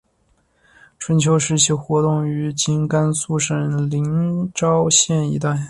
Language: Chinese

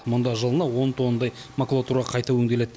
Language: Kazakh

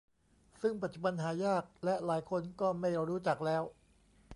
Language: Thai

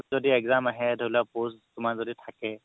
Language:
Assamese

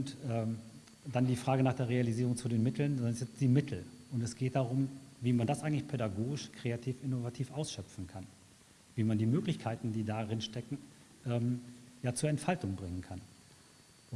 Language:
German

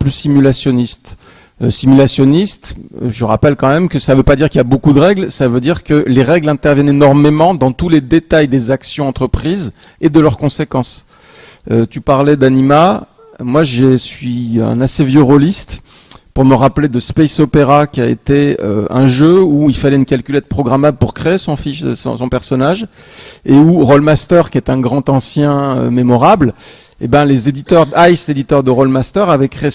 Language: French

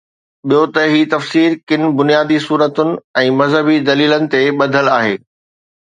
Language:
Sindhi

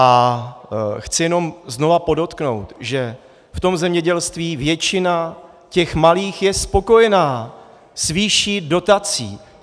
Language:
Czech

